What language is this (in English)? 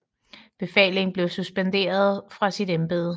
Danish